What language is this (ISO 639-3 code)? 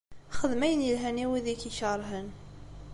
kab